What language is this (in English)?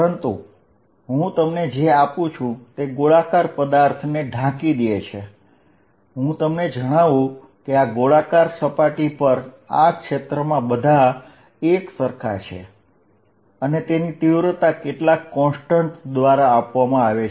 Gujarati